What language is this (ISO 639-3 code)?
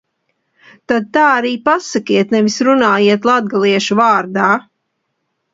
lav